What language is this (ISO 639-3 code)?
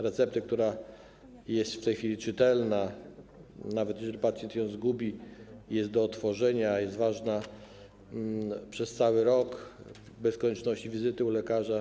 pol